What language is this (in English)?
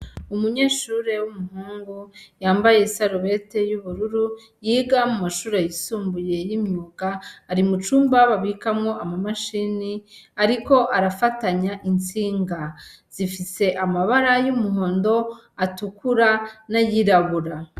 Rundi